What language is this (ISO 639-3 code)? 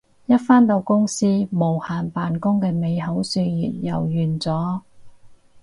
yue